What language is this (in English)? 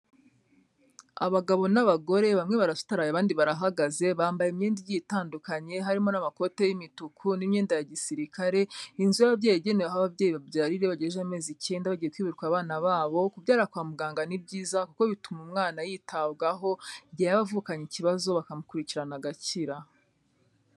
Kinyarwanda